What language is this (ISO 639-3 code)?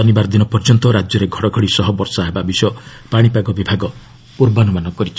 ori